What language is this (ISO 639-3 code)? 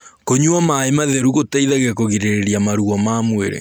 kik